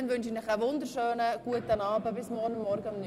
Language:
Swiss German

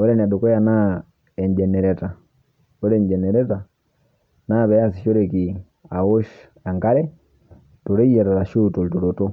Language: Masai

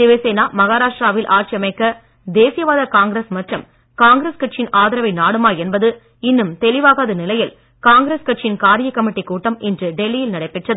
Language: Tamil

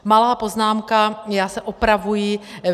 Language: Czech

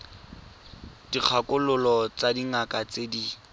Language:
Tswana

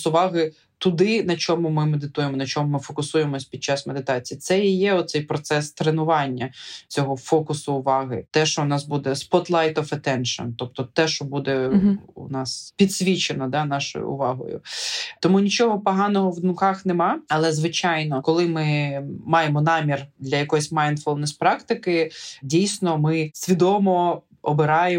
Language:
Ukrainian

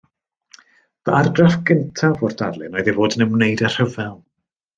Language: Welsh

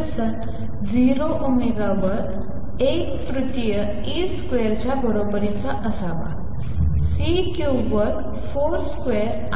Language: Marathi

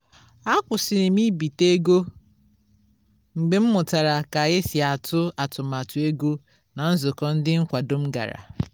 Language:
Igbo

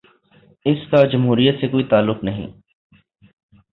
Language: Urdu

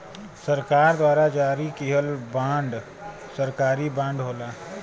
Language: Bhojpuri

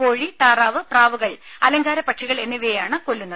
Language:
Malayalam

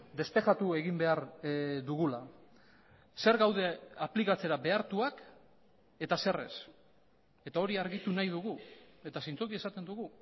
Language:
Basque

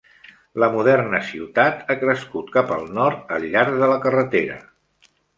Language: Catalan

